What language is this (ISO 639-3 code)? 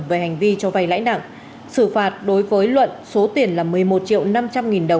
vie